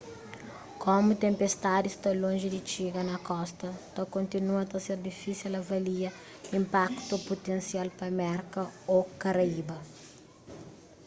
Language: Kabuverdianu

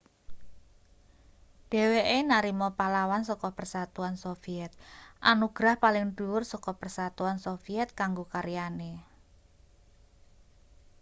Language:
Javanese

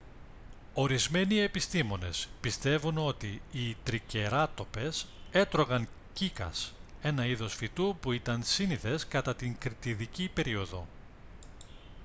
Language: Greek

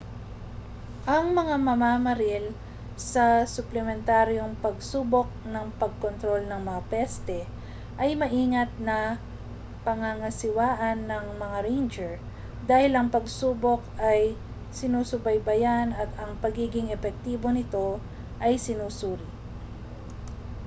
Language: Filipino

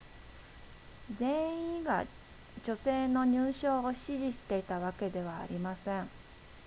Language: Japanese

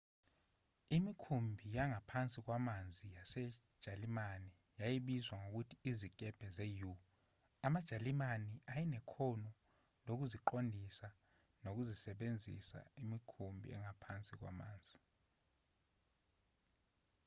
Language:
Zulu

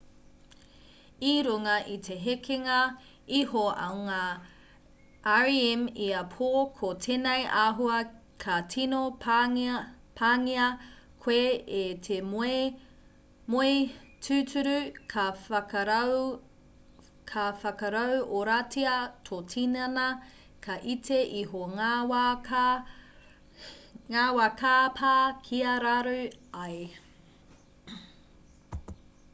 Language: Māori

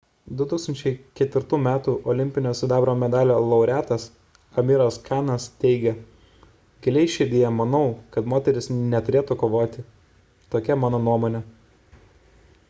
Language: Lithuanian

